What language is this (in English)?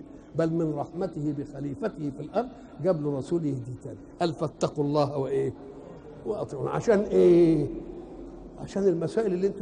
Arabic